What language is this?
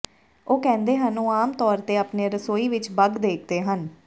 Punjabi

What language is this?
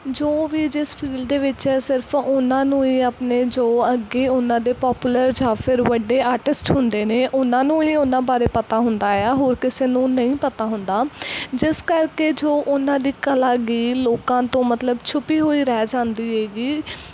Punjabi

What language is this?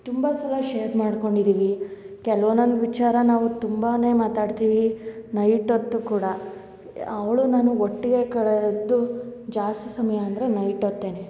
Kannada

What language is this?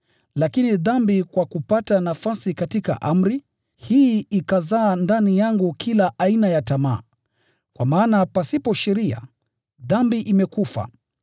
Swahili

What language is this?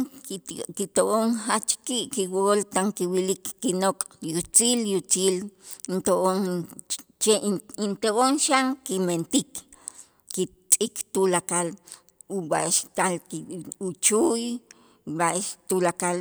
Itzá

